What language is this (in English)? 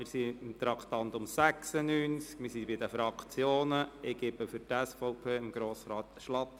Swiss German